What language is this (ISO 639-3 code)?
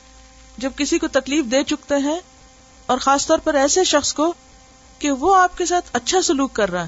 urd